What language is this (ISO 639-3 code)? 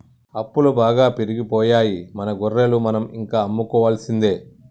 tel